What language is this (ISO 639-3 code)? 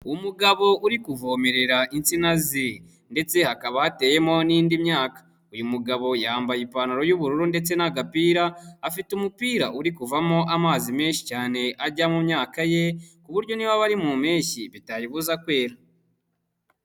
kin